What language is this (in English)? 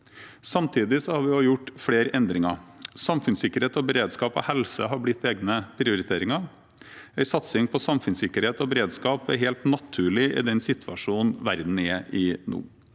Norwegian